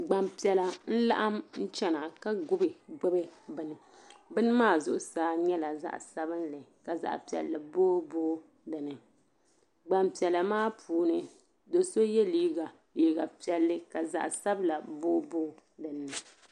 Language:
Dagbani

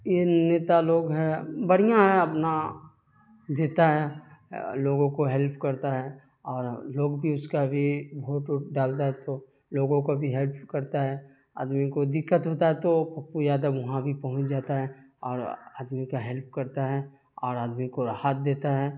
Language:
Urdu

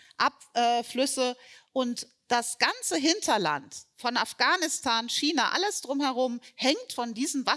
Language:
German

